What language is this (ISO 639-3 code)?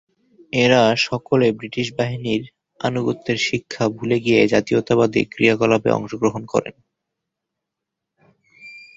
ben